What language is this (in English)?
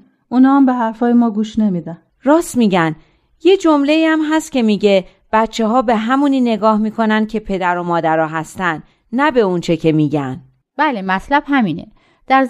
Persian